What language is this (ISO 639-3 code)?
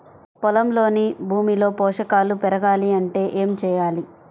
tel